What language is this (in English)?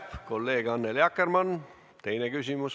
Estonian